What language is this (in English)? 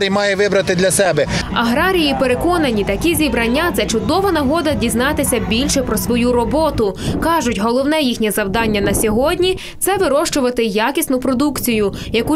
Ukrainian